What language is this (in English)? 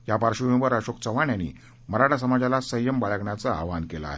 Marathi